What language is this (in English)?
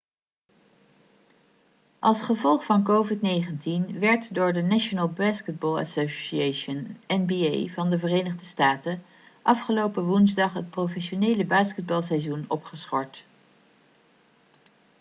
Dutch